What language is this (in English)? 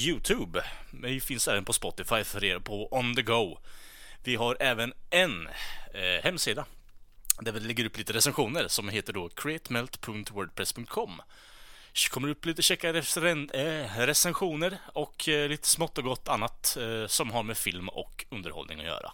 Swedish